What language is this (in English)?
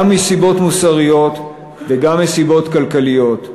Hebrew